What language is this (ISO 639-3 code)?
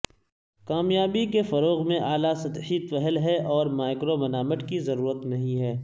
urd